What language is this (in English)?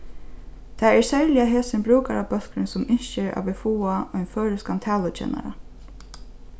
Faroese